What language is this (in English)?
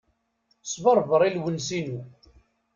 Kabyle